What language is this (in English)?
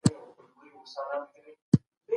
Pashto